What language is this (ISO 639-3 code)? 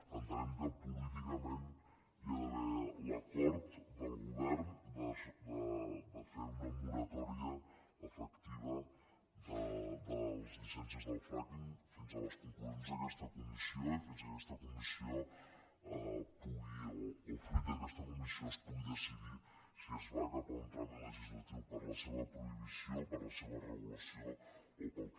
cat